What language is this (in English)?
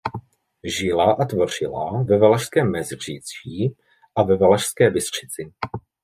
Czech